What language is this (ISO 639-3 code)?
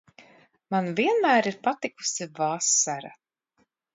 lav